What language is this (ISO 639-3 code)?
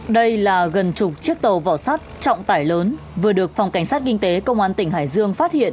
vie